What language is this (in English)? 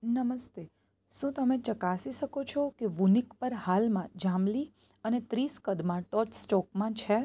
Gujarati